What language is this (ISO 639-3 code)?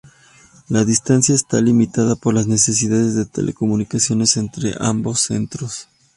spa